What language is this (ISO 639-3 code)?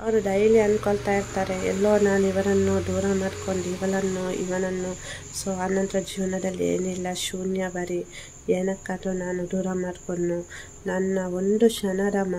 ara